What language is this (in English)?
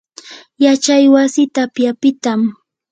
Yanahuanca Pasco Quechua